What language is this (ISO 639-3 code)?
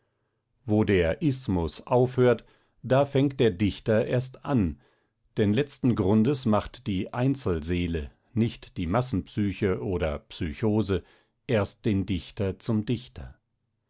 deu